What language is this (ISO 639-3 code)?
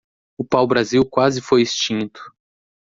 por